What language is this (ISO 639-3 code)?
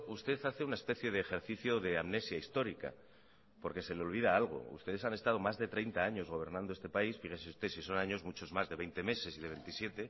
spa